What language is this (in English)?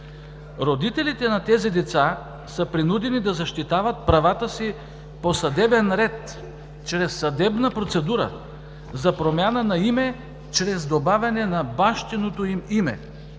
Bulgarian